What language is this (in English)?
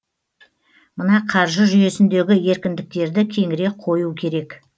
Kazakh